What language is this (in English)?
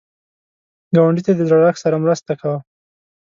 Pashto